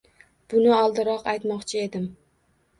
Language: Uzbek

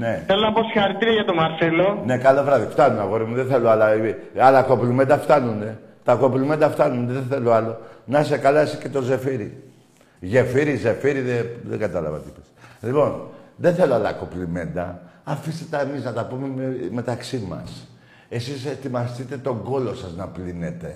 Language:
Greek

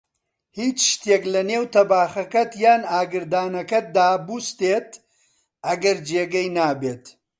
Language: Central Kurdish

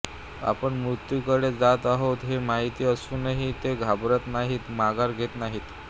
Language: Marathi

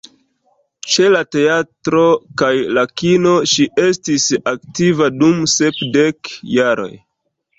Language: Esperanto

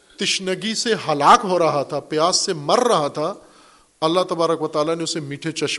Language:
Urdu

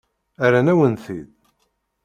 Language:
Kabyle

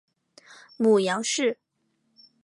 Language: Chinese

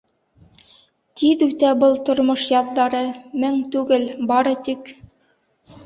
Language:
Bashkir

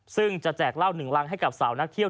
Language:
Thai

